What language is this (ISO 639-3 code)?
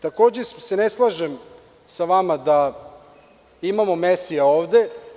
srp